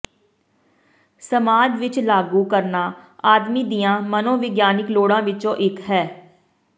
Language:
Punjabi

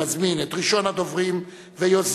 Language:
Hebrew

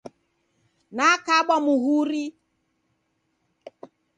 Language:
Taita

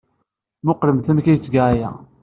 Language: Kabyle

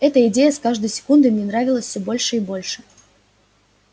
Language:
Russian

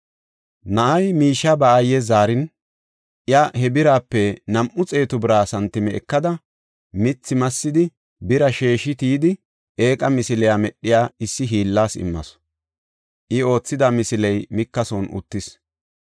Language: Gofa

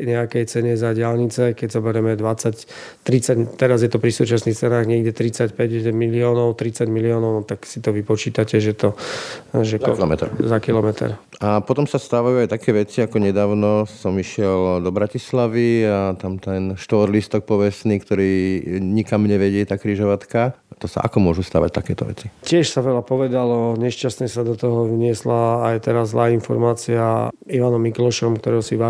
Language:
Slovak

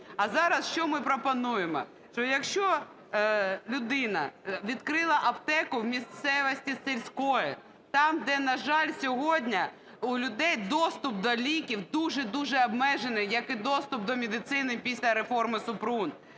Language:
Ukrainian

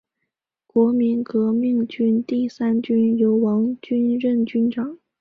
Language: Chinese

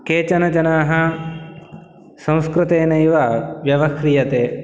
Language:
Sanskrit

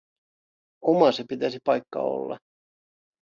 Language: Finnish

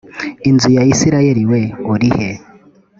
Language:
Kinyarwanda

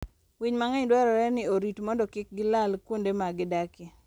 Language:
Luo (Kenya and Tanzania)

